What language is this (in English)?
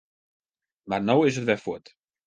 Western Frisian